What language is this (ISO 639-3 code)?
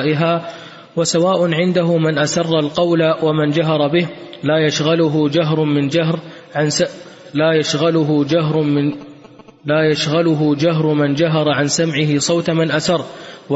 ara